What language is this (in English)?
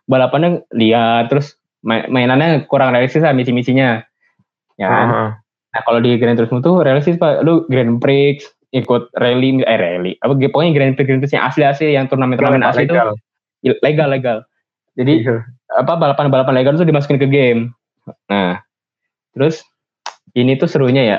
Indonesian